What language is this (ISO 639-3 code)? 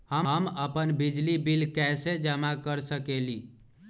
mag